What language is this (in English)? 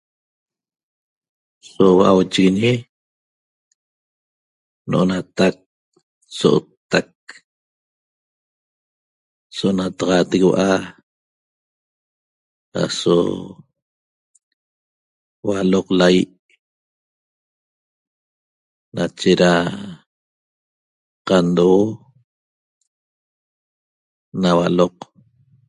Toba